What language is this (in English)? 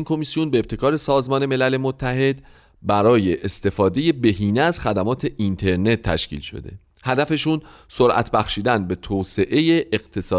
Persian